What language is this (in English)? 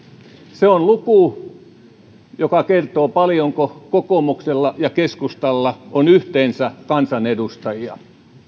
Finnish